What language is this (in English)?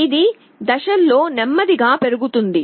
Telugu